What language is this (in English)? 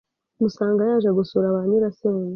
Kinyarwanda